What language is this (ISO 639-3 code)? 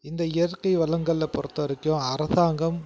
tam